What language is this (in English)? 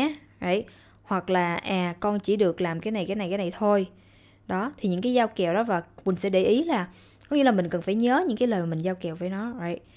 Vietnamese